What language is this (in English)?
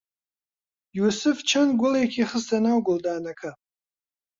Central Kurdish